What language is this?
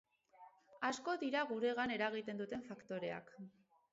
Basque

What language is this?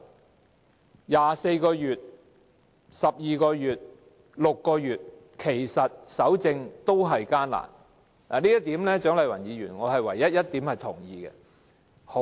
Cantonese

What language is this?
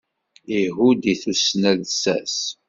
Kabyle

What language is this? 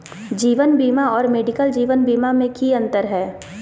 Magahi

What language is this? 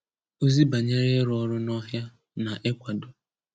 Igbo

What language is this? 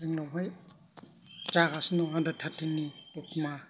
Bodo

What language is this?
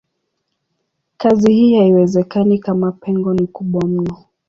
Swahili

